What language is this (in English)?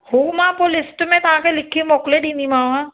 Sindhi